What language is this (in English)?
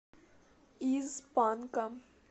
Russian